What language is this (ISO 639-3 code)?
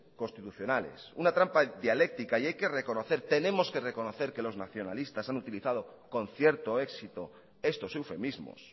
spa